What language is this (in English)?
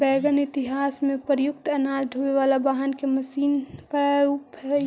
Magahi